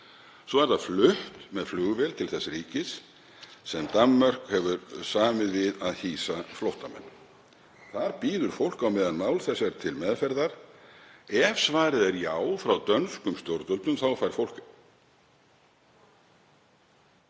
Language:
Icelandic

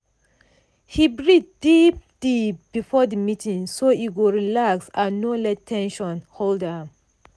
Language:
Nigerian Pidgin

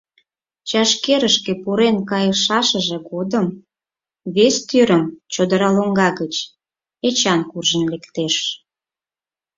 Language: Mari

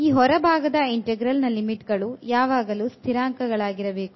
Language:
Kannada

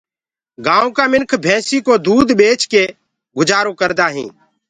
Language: Gurgula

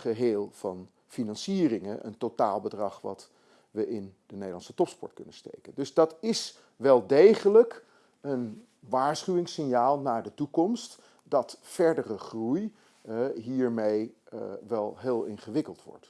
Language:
Dutch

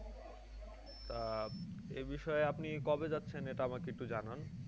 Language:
Bangla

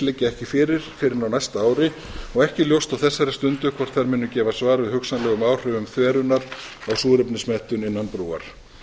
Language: Icelandic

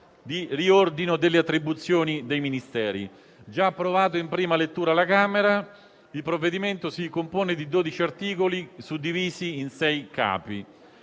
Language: Italian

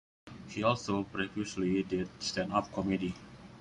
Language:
English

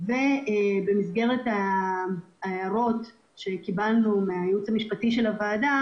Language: Hebrew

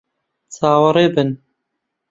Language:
Central Kurdish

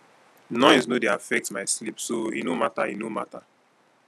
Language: Nigerian Pidgin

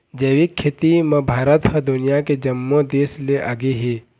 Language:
Chhattisgarhi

